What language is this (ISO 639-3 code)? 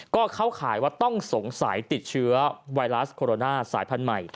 tha